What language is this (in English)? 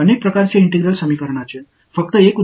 Tamil